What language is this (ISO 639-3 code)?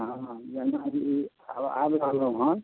mai